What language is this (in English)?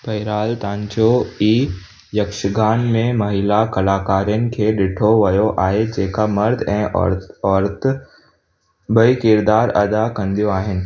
Sindhi